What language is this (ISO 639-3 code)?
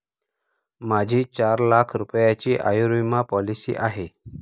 mar